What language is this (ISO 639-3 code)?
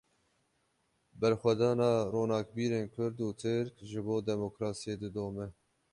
kur